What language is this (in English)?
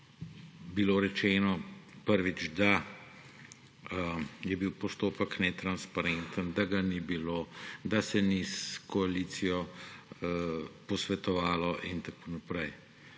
Slovenian